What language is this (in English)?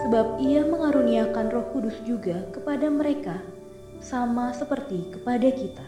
Indonesian